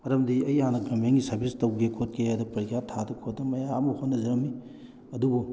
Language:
Manipuri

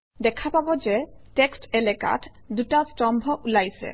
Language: Assamese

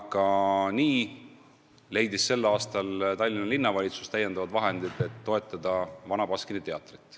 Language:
Estonian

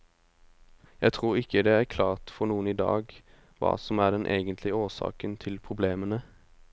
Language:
Norwegian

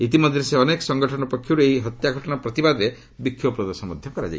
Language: Odia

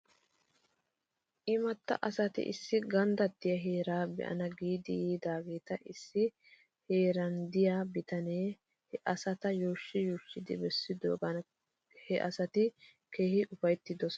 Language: Wolaytta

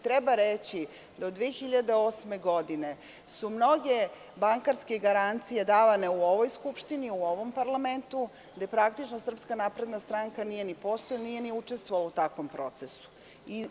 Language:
Serbian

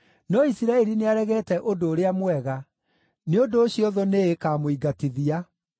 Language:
Kikuyu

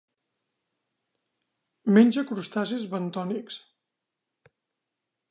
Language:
Catalan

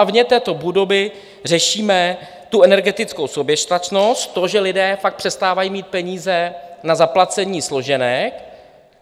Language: Czech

